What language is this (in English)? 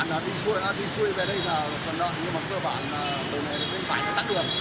Vietnamese